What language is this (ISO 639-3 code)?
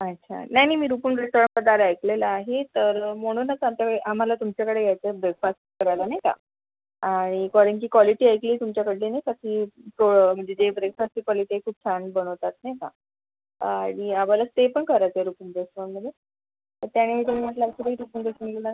mar